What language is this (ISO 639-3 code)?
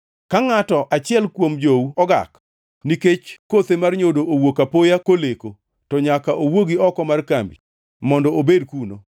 luo